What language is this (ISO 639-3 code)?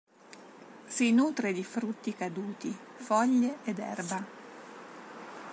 ita